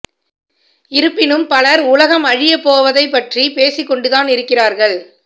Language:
Tamil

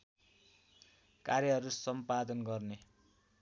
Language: Nepali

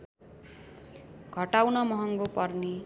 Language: Nepali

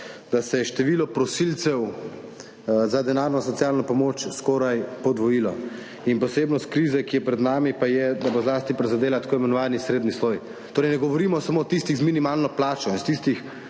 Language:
Slovenian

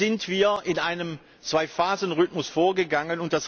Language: German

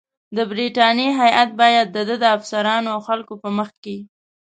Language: Pashto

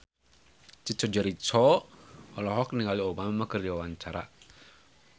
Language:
Sundanese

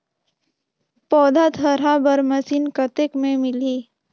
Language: Chhattisgarhi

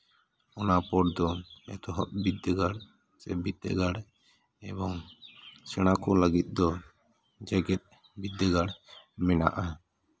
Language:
Santali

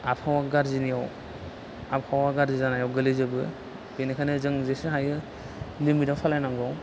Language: Bodo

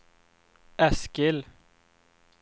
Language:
Swedish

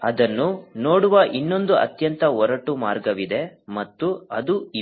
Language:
Kannada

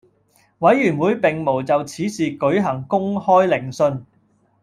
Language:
Cantonese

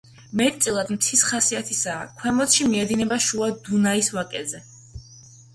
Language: Georgian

